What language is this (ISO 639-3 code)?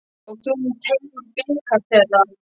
isl